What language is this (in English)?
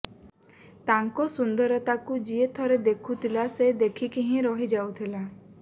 Odia